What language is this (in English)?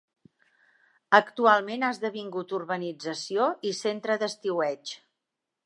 Catalan